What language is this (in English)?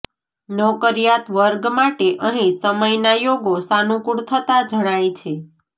Gujarati